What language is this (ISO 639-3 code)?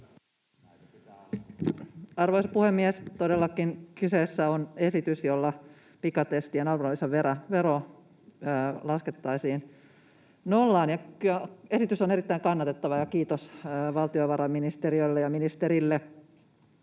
fin